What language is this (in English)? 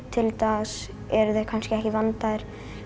Icelandic